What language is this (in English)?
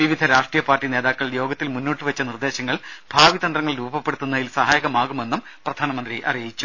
Malayalam